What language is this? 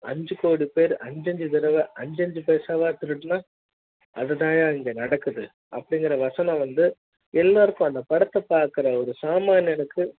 Tamil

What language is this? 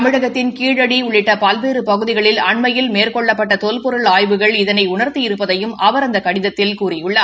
Tamil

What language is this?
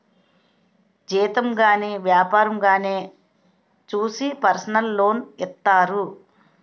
Telugu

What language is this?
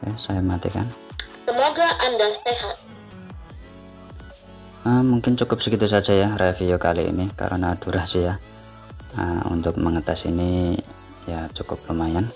Indonesian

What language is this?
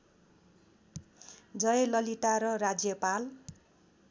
Nepali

